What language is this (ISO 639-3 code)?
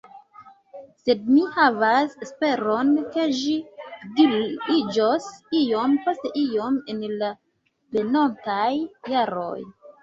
epo